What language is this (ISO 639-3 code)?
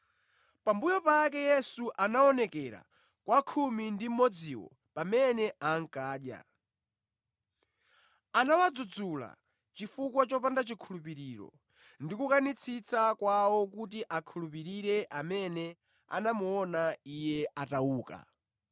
nya